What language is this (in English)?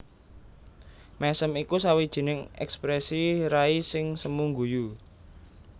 Javanese